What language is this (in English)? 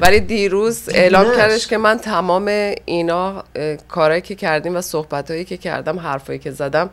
Persian